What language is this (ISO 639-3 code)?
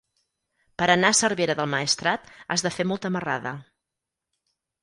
cat